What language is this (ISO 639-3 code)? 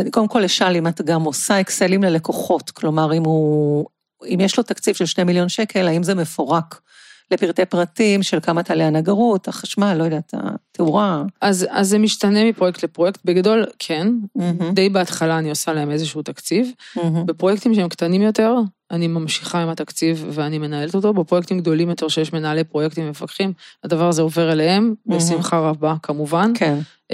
heb